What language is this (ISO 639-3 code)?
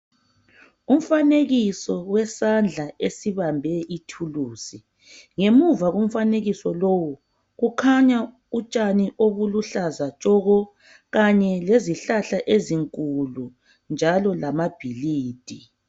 nde